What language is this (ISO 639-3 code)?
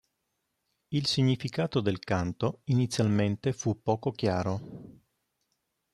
ita